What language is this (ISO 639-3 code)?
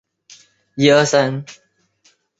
zho